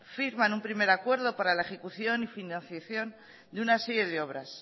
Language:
Spanish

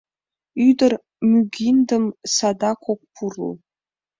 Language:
Mari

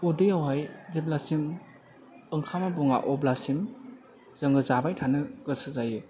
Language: Bodo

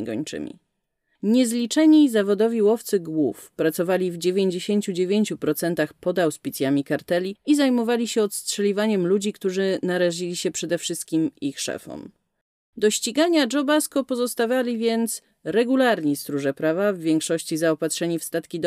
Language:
Polish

